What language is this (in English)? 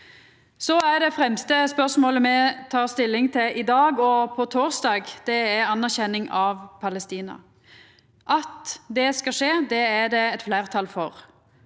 Norwegian